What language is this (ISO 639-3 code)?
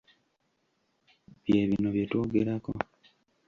lug